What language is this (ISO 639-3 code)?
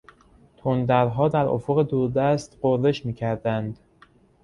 fas